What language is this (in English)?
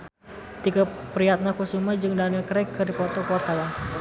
Sundanese